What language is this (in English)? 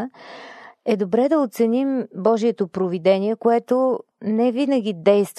Bulgarian